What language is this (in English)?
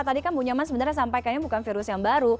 Indonesian